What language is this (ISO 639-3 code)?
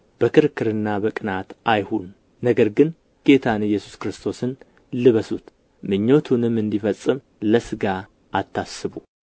amh